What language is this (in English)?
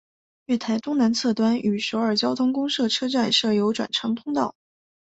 Chinese